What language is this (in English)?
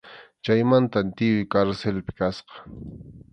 Arequipa-La Unión Quechua